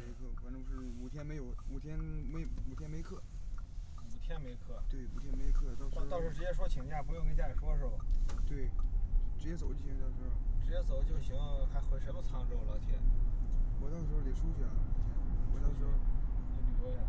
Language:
Chinese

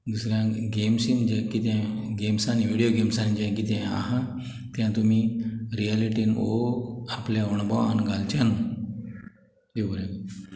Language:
Konkani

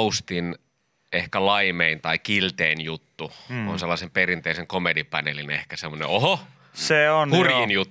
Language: Finnish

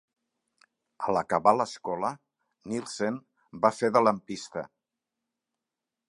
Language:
Catalan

